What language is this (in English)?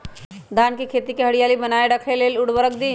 Magahi